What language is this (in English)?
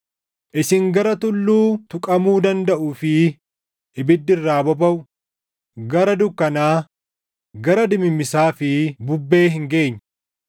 Oromo